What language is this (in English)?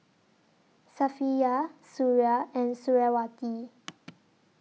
English